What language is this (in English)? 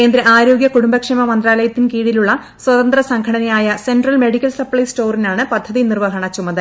Malayalam